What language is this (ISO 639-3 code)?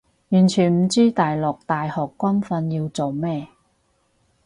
yue